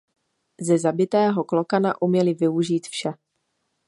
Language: Czech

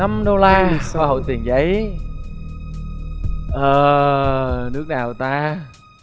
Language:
Vietnamese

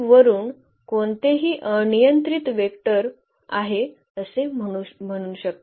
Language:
Marathi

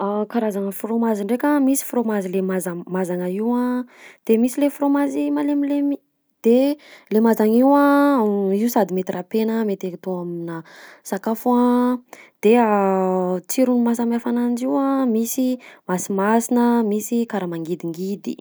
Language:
Southern Betsimisaraka Malagasy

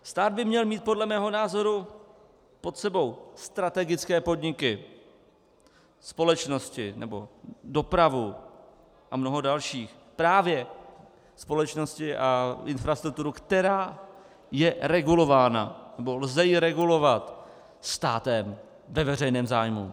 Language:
Czech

